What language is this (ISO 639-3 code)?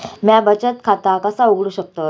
mar